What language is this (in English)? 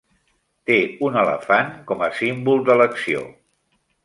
Catalan